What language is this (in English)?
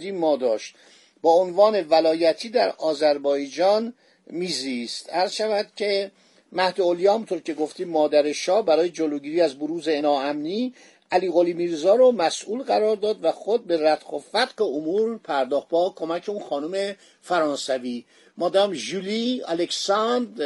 Persian